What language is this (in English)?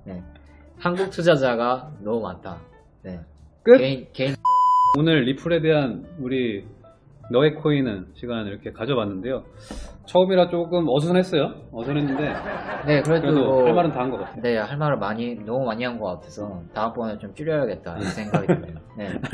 Korean